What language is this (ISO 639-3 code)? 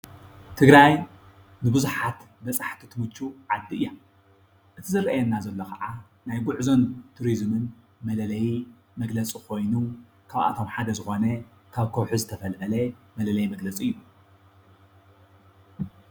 tir